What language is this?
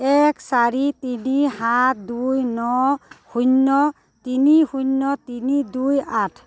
Assamese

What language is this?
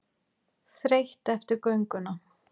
Icelandic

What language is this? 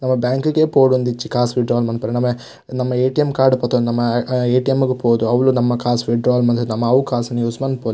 Tulu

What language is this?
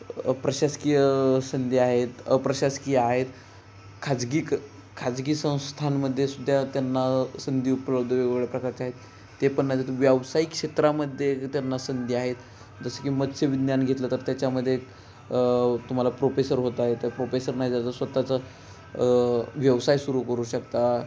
Marathi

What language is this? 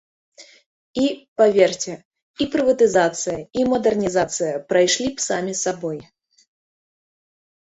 Belarusian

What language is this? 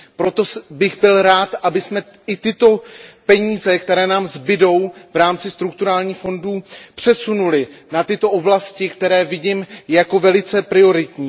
Czech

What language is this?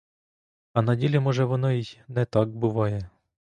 Ukrainian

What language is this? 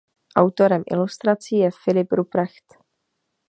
Czech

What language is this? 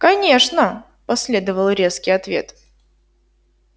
Russian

